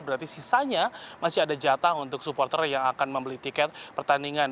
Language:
Indonesian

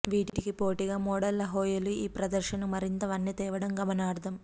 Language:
Telugu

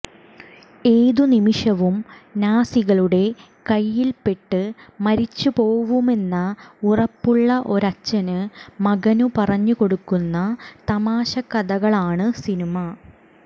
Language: Malayalam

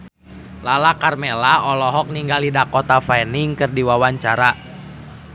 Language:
Sundanese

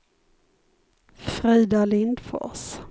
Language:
Swedish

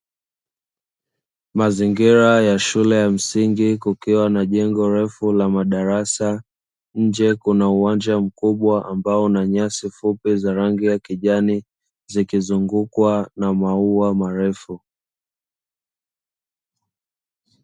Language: Swahili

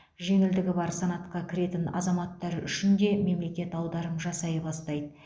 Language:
Kazakh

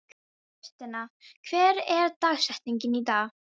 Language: Icelandic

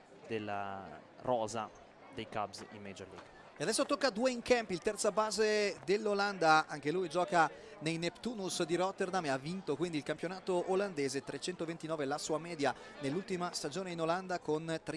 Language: Italian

